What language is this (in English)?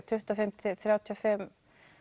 Icelandic